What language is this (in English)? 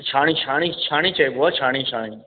Sindhi